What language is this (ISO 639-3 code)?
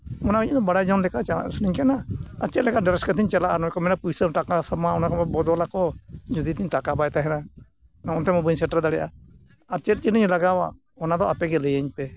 sat